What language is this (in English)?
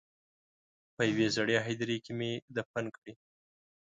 Pashto